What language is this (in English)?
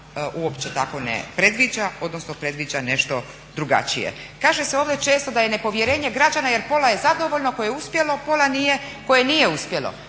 Croatian